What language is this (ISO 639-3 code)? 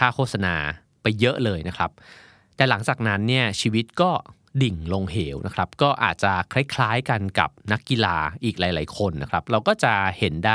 tha